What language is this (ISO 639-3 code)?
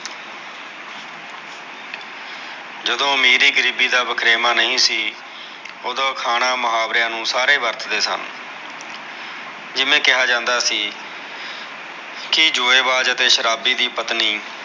pan